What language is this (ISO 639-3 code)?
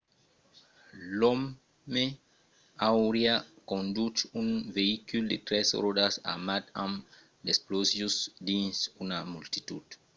oci